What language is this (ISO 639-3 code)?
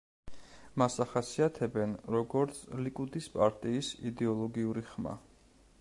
kat